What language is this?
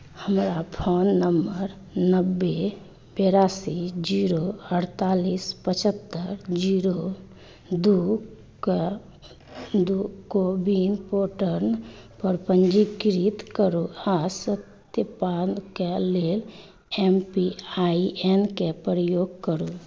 Maithili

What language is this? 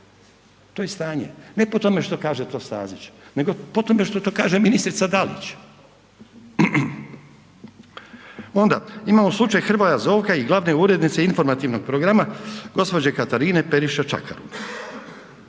Croatian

